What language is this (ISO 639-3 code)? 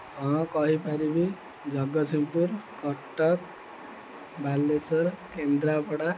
ori